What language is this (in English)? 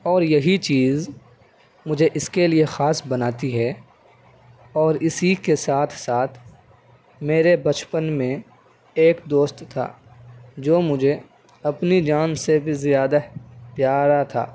Urdu